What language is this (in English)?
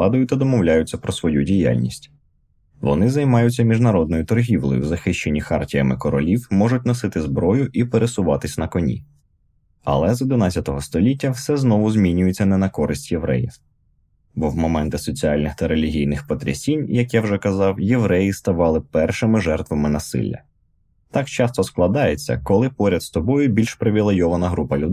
Ukrainian